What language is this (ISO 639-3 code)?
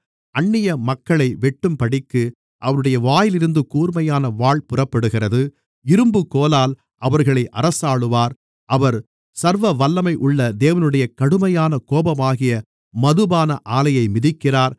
tam